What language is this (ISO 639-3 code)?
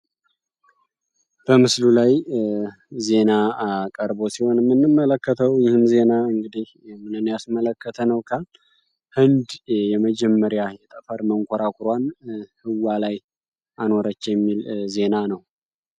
amh